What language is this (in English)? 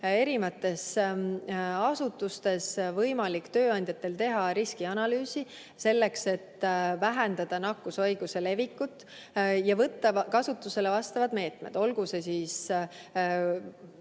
Estonian